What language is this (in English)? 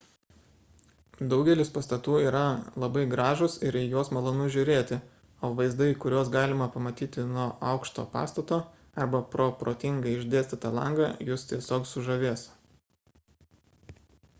Lithuanian